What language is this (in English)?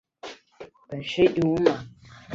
Chinese